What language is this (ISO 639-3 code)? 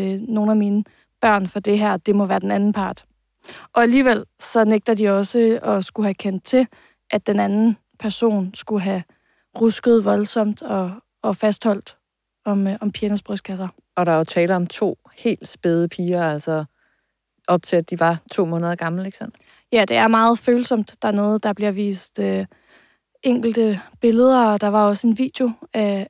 dan